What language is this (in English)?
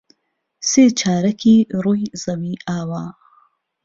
Central Kurdish